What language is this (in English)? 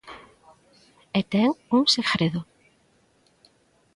Galician